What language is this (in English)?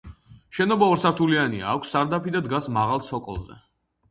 Georgian